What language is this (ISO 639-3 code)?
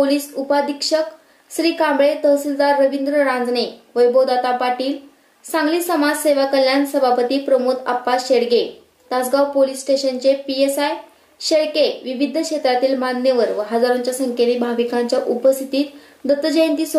hin